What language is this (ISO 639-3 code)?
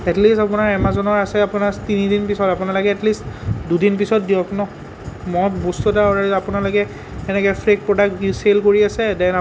asm